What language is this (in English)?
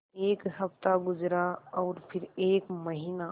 Hindi